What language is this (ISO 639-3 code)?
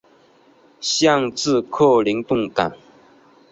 zho